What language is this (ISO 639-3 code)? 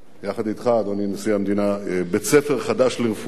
heb